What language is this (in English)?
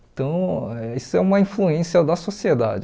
Portuguese